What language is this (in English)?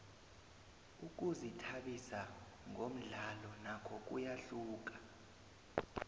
South Ndebele